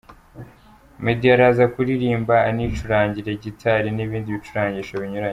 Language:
Kinyarwanda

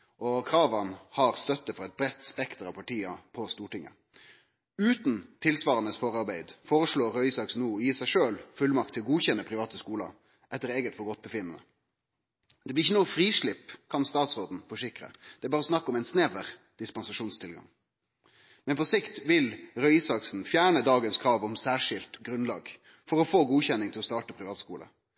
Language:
Norwegian Nynorsk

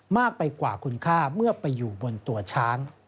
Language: Thai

